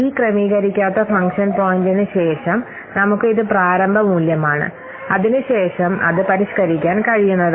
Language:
Malayalam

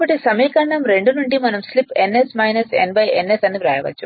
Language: Telugu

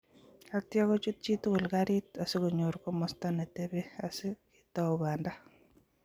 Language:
Kalenjin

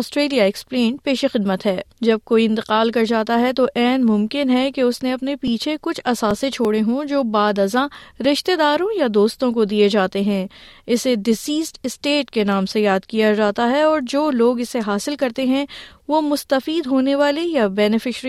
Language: Urdu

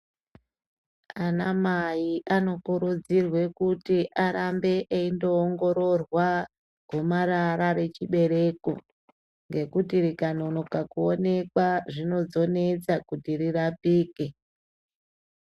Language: Ndau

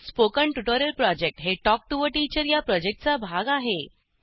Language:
Marathi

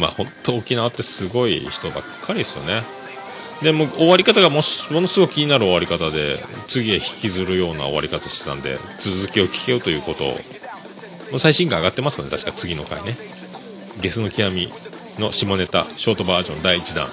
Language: Japanese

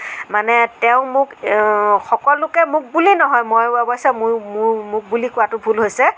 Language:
Assamese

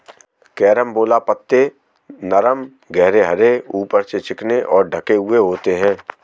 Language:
Hindi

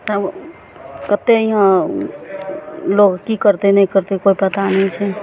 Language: Maithili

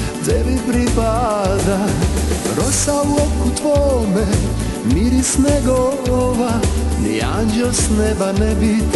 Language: Romanian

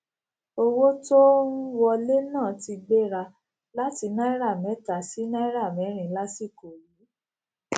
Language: Yoruba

